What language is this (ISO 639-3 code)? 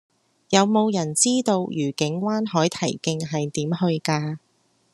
yue